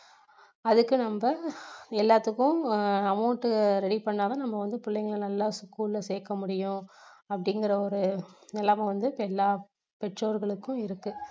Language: Tamil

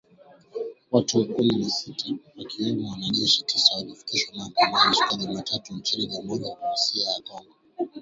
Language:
Swahili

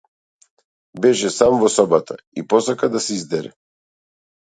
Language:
Macedonian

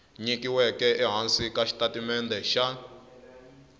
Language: Tsonga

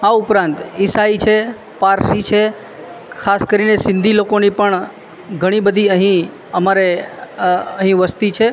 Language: Gujarati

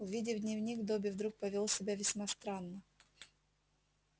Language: Russian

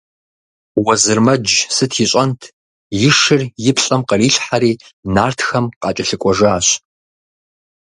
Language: Kabardian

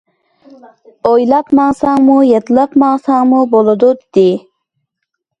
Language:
Uyghur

